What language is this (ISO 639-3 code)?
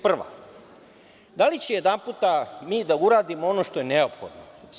srp